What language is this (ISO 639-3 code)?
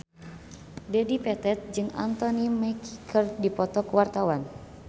sun